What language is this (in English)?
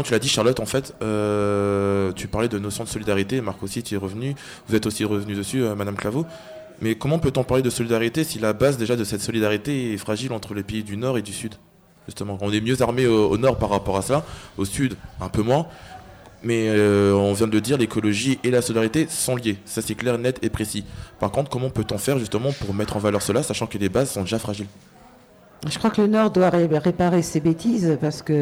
French